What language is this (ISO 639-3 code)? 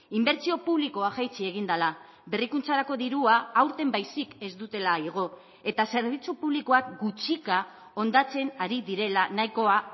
eus